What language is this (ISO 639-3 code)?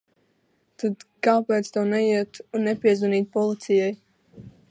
lav